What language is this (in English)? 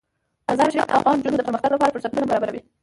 Pashto